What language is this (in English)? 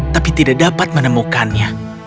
Indonesian